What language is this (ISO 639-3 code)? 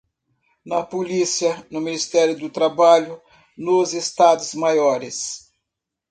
por